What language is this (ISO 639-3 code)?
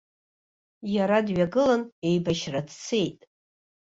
abk